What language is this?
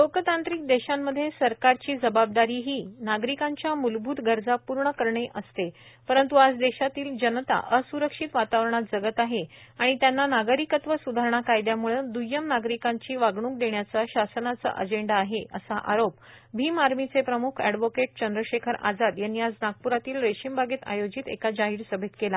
Marathi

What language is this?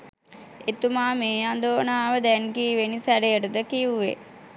Sinhala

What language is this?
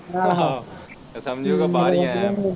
Punjabi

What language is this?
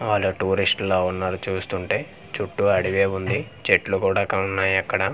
Telugu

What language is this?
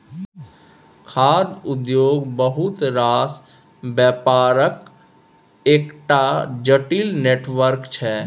Maithili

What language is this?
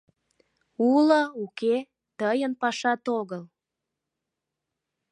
Mari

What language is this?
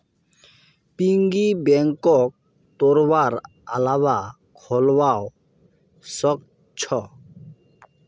Magahi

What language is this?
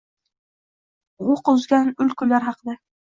Uzbek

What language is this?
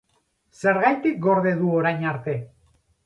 Basque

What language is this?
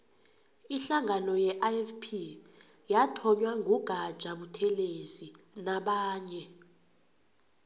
South Ndebele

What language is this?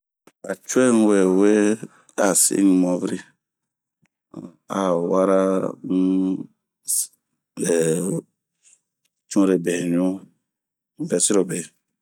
Bomu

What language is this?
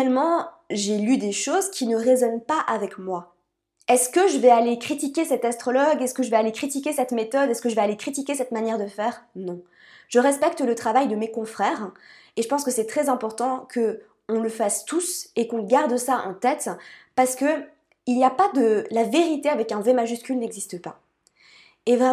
French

